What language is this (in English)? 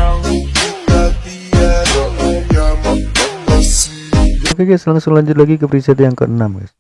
Indonesian